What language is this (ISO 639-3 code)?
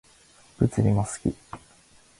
jpn